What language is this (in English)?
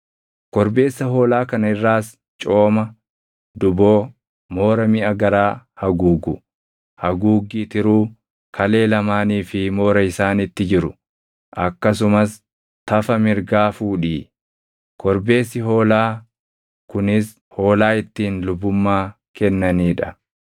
Oromo